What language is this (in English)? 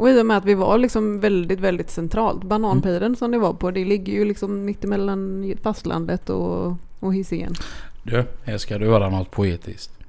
Swedish